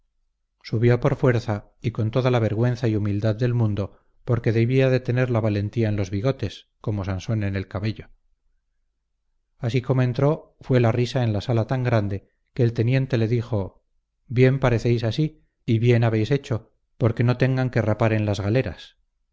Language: Spanish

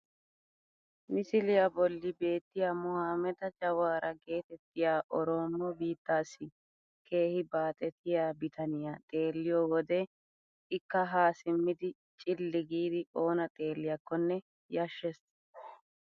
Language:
Wolaytta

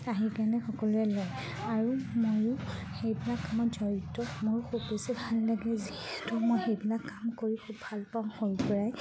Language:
Assamese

